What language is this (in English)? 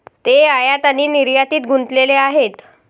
Marathi